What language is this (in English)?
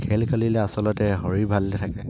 Assamese